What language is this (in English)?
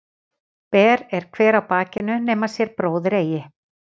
Icelandic